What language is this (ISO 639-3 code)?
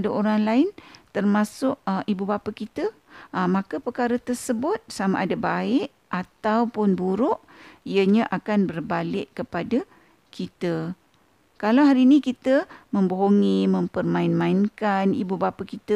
msa